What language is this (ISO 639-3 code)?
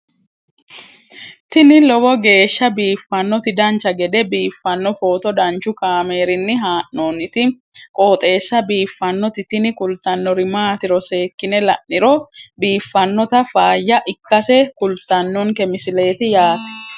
sid